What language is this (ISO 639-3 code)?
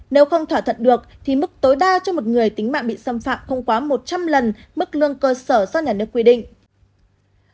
vie